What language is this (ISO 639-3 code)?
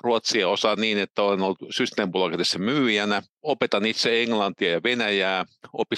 fin